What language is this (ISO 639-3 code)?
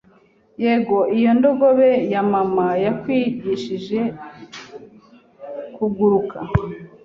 kin